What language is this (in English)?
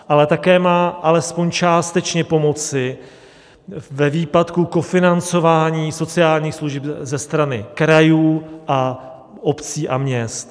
Czech